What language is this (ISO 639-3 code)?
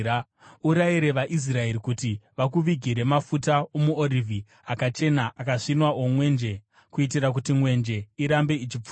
sna